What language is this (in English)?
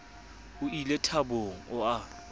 Southern Sotho